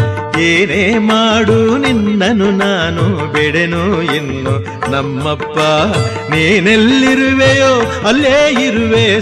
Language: Kannada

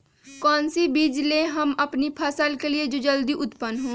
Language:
Magahi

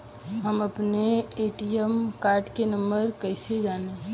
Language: Bhojpuri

